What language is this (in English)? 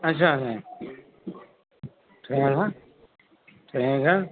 Urdu